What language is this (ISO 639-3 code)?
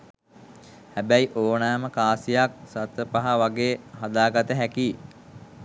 sin